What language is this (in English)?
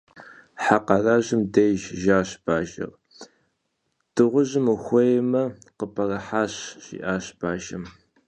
Kabardian